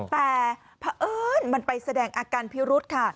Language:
Thai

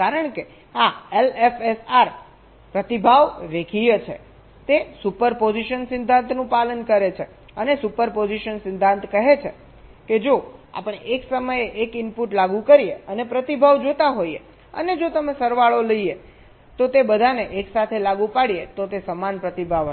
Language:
Gujarati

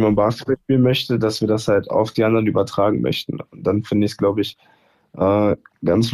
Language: German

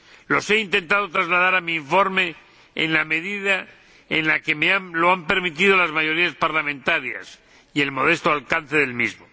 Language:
Spanish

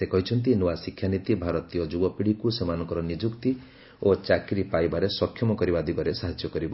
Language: Odia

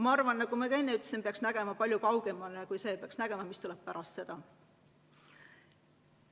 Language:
Estonian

